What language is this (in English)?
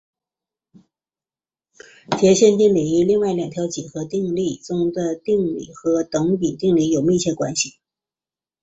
Chinese